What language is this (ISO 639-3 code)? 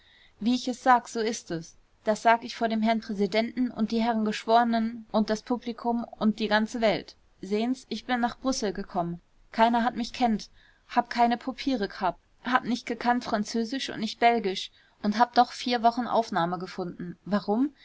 deu